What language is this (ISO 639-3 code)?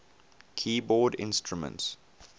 eng